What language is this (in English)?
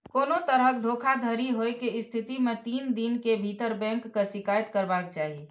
Maithili